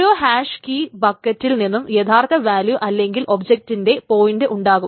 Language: Malayalam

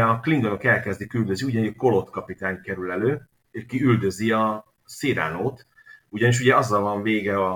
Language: Hungarian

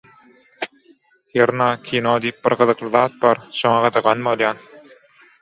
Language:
Turkmen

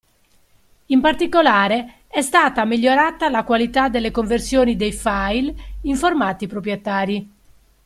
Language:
Italian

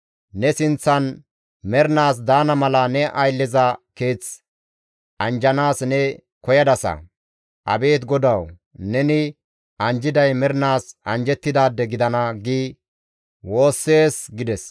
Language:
Gamo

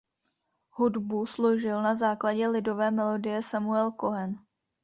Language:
Czech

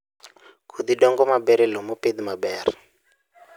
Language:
Luo (Kenya and Tanzania)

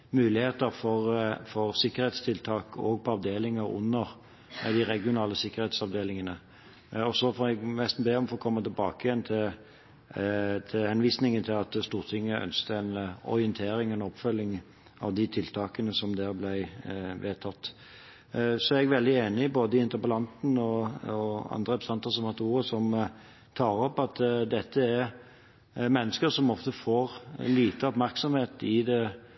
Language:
Norwegian Bokmål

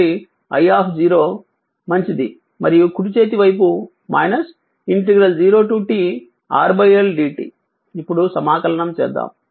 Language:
Telugu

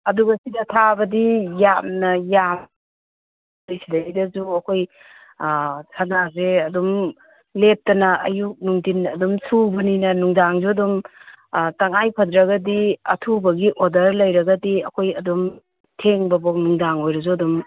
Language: Manipuri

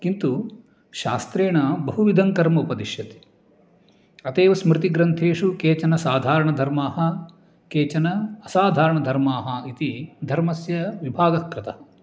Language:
Sanskrit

